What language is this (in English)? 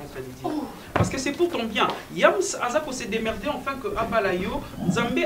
French